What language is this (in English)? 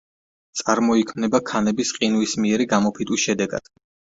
Georgian